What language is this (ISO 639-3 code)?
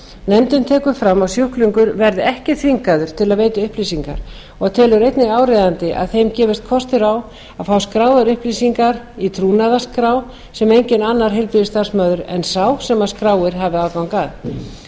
isl